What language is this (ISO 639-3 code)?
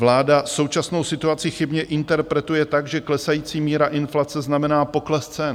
ces